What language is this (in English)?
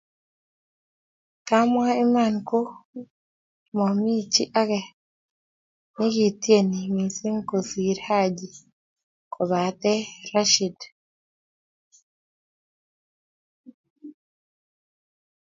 Kalenjin